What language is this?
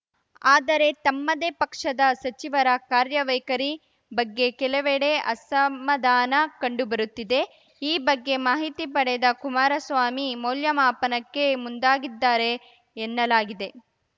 Kannada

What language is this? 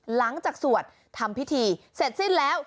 Thai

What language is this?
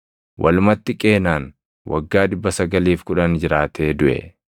Oromo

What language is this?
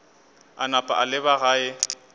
Northern Sotho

